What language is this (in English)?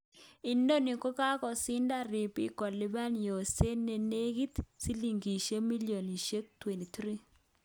Kalenjin